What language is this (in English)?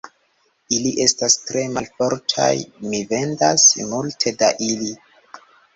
Esperanto